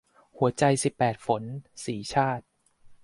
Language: Thai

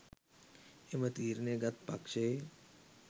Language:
Sinhala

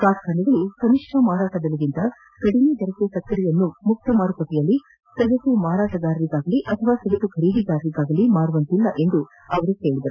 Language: Kannada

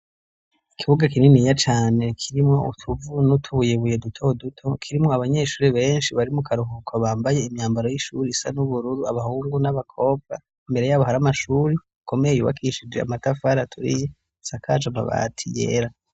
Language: Rundi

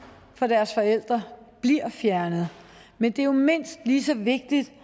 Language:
Danish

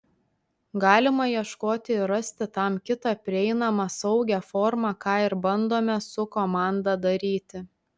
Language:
Lithuanian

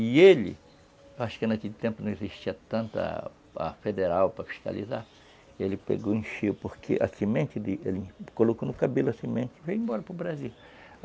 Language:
Portuguese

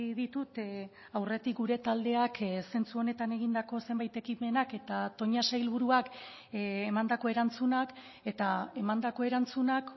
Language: Basque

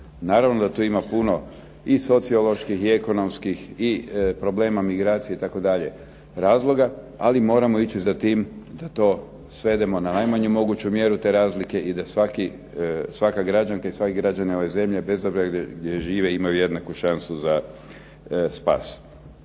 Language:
Croatian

